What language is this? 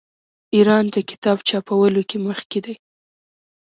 Pashto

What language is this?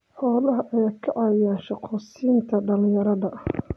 Somali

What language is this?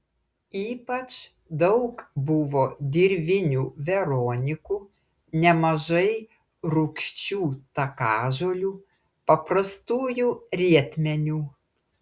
Lithuanian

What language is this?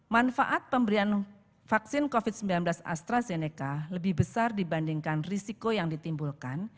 Indonesian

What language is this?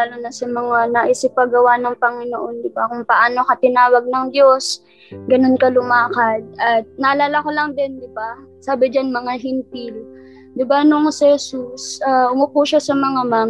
Filipino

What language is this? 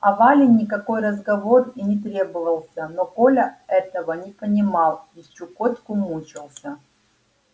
Russian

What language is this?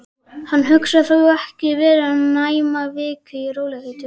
Icelandic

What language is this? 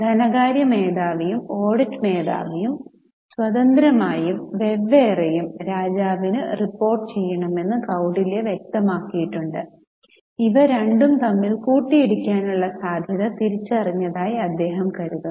Malayalam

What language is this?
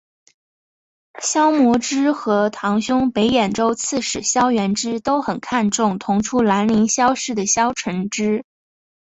Chinese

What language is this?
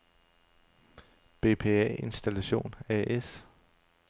Danish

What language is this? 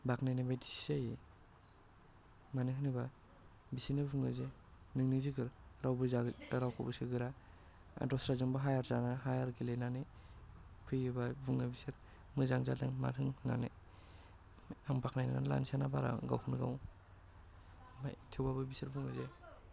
Bodo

